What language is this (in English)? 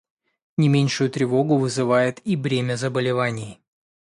Russian